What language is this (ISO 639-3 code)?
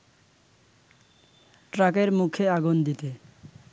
ben